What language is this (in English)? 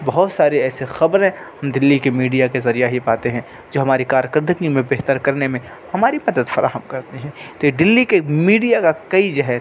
Urdu